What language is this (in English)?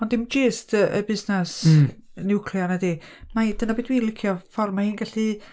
Welsh